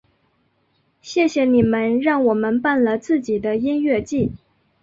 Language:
Chinese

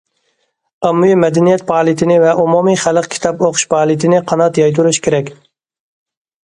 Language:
Uyghur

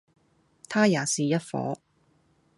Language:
Cantonese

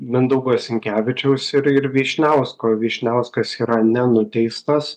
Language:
Lithuanian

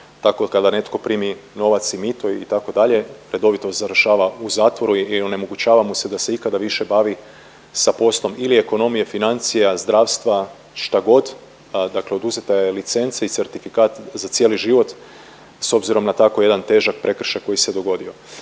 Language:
Croatian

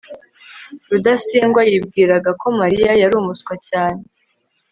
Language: Kinyarwanda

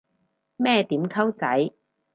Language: Cantonese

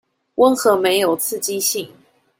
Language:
Chinese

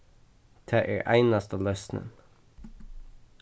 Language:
Faroese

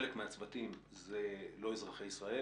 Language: Hebrew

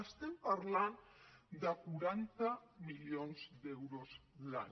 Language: Catalan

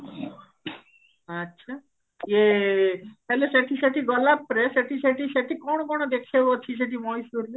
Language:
Odia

